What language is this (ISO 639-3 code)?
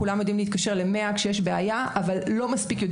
heb